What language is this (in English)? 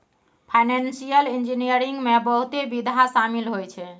Maithili